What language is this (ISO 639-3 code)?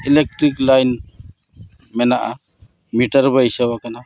sat